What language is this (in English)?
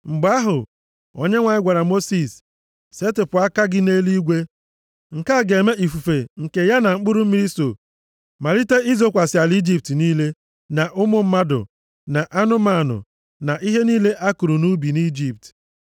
Igbo